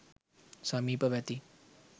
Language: Sinhala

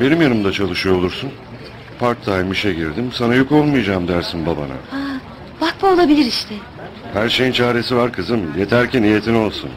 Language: Turkish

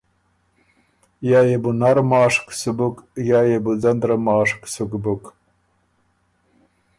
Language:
Ormuri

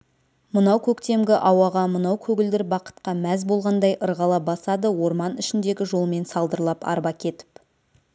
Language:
Kazakh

